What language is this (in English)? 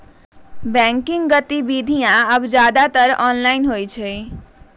Magahi